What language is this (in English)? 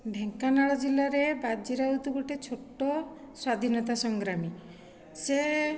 Odia